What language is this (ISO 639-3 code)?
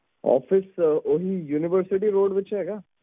pan